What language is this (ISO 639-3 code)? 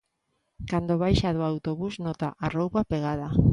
glg